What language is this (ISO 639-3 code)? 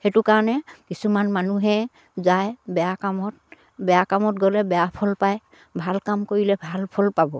asm